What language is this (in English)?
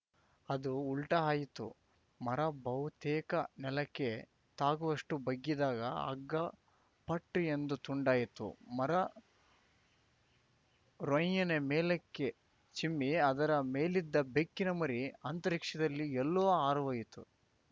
Kannada